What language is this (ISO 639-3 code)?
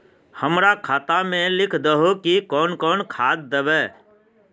mag